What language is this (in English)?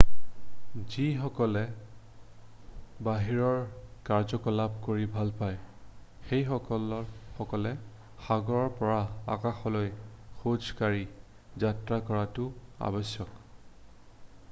Assamese